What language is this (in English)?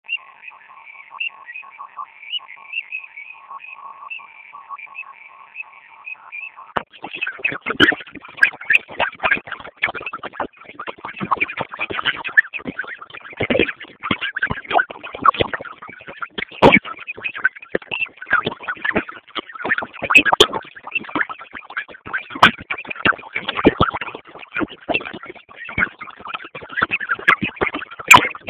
Swahili